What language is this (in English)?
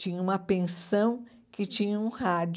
Portuguese